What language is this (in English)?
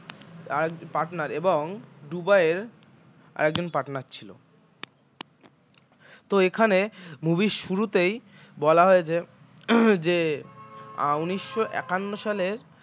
Bangla